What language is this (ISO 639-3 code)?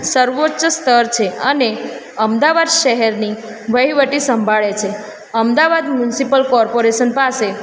guj